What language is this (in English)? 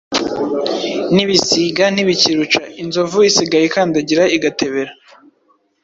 Kinyarwanda